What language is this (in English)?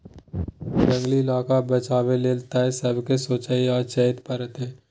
Maithili